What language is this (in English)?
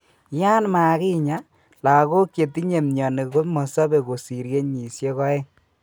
Kalenjin